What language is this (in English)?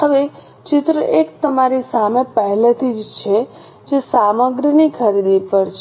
Gujarati